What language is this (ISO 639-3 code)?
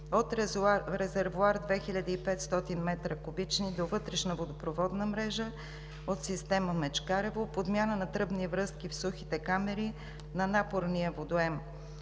bul